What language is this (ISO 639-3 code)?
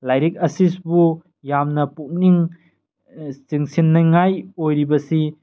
mni